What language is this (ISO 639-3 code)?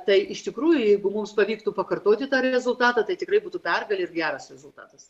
lit